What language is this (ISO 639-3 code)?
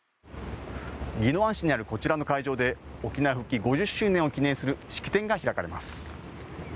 jpn